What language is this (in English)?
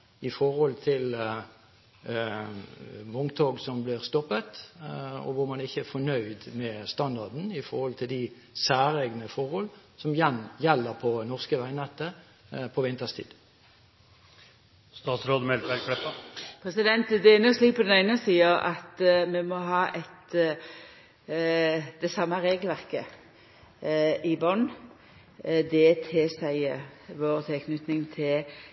Norwegian